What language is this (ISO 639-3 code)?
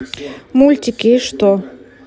rus